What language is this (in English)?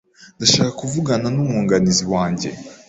Kinyarwanda